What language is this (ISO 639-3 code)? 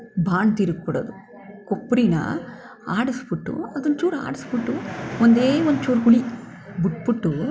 kan